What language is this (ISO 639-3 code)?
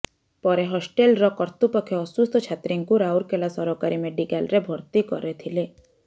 ori